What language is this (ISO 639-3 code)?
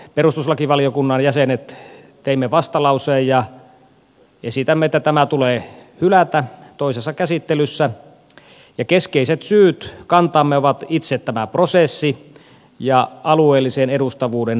fin